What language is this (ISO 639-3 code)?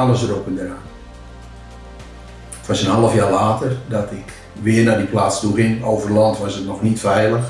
nld